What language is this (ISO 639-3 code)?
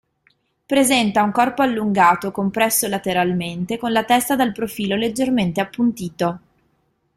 ita